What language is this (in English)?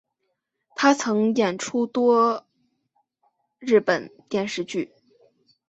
Chinese